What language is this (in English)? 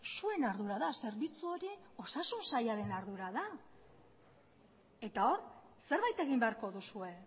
Basque